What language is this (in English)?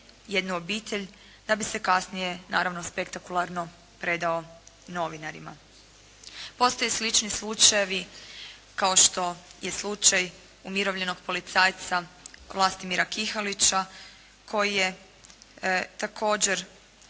Croatian